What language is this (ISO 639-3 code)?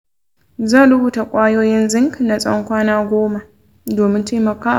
hau